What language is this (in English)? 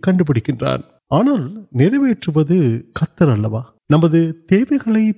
Urdu